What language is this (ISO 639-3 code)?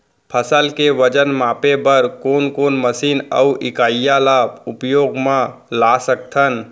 hne